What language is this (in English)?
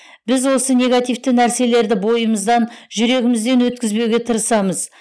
Kazakh